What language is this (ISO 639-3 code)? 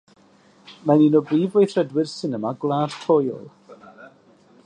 cym